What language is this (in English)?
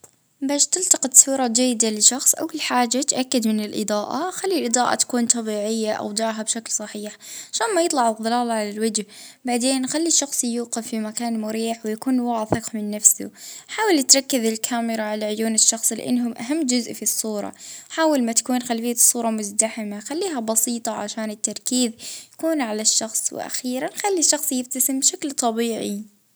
Libyan Arabic